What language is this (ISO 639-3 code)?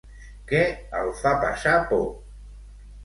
cat